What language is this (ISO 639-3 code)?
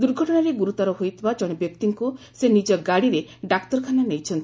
ori